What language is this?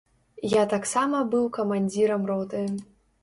Belarusian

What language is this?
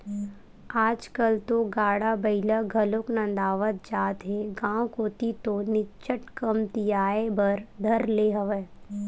Chhattisgarhi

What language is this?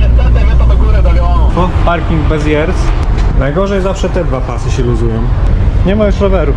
Polish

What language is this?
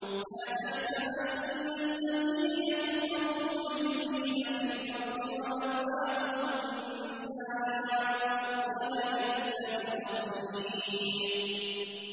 Arabic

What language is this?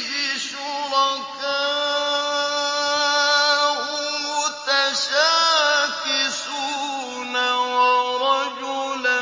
Arabic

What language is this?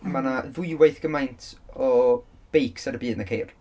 Welsh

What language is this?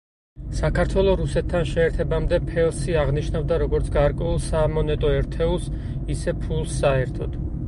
Georgian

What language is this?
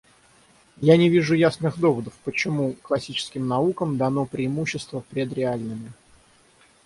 Russian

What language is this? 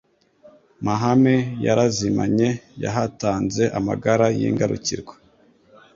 Kinyarwanda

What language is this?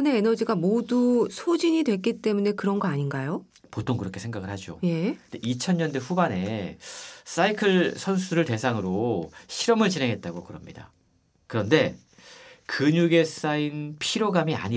Korean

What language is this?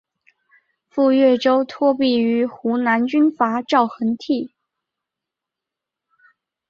Chinese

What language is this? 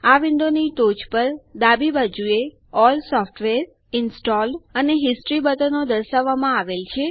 Gujarati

